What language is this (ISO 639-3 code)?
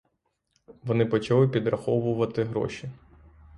ukr